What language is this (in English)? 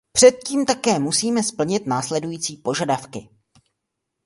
Czech